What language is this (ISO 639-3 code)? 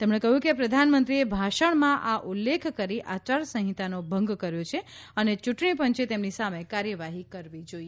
guj